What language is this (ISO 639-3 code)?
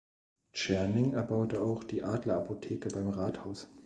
deu